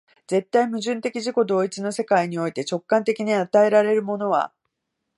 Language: Japanese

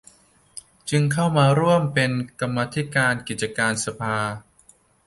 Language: Thai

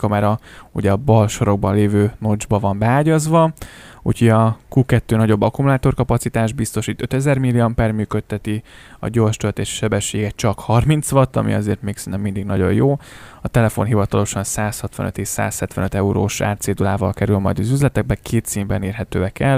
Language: Hungarian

